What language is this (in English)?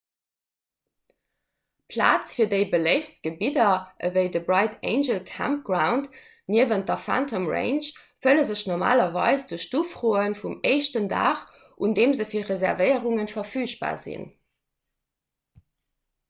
Luxembourgish